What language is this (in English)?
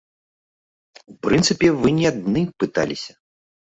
Belarusian